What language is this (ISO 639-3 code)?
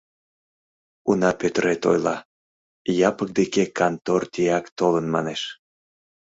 chm